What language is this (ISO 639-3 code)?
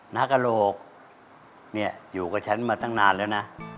tha